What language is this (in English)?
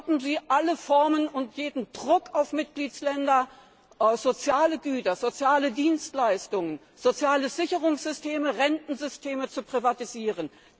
German